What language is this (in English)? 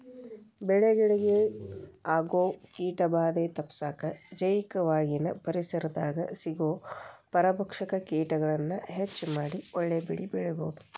Kannada